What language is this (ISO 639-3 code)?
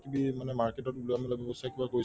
asm